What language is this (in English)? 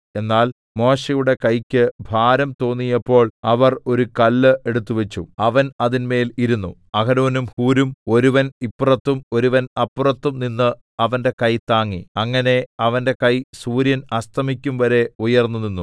Malayalam